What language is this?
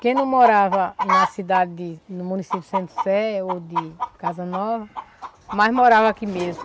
Portuguese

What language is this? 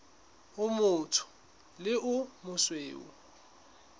Southern Sotho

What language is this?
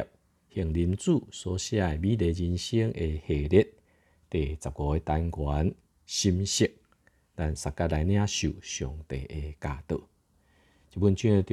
Chinese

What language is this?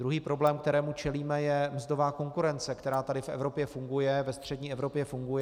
Czech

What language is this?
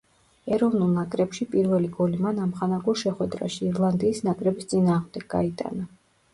Georgian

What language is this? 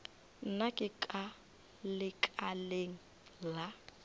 Northern Sotho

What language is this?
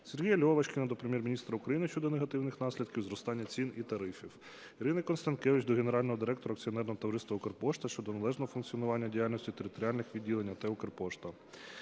Ukrainian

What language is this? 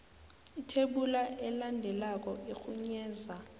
South Ndebele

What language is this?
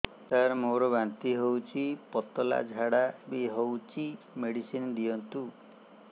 Odia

